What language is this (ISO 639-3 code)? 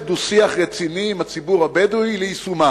heb